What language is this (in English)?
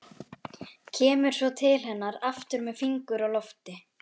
Icelandic